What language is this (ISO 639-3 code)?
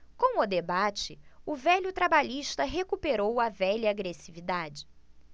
por